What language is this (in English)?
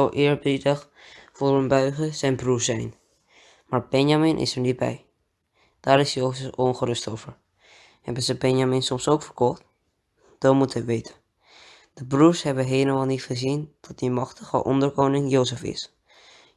Dutch